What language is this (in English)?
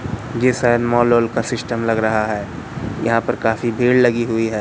Hindi